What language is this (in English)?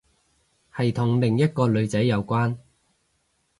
Cantonese